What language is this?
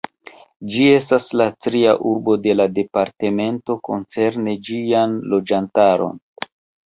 Esperanto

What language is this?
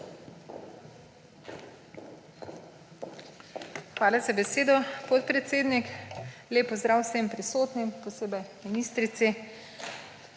Slovenian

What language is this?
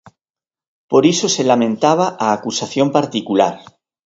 Galician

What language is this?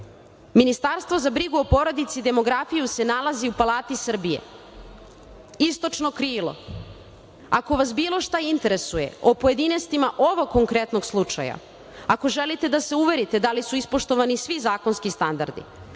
Serbian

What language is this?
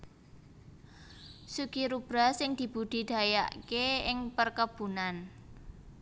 Javanese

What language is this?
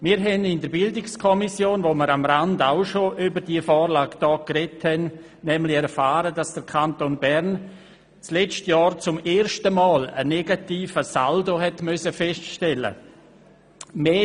Swiss German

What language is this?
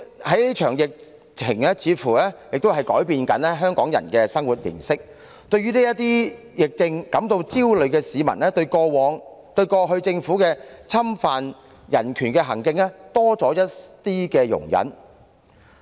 Cantonese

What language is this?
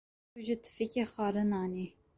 Kurdish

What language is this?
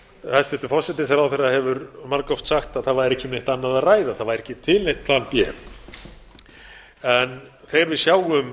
Icelandic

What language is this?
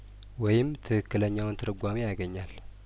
Amharic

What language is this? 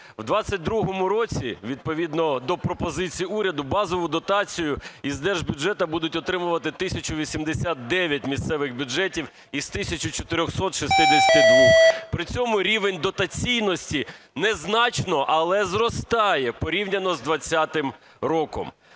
Ukrainian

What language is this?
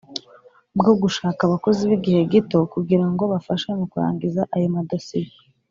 Kinyarwanda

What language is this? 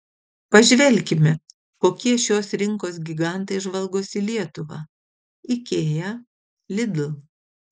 Lithuanian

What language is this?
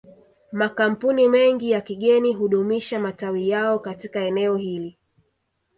Swahili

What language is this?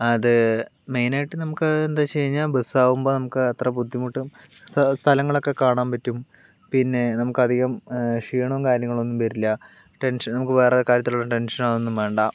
Malayalam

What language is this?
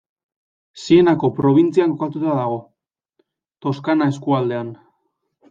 Basque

